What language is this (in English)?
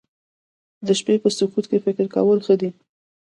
Pashto